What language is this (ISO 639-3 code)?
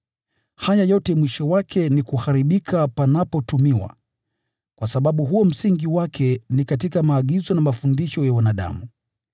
swa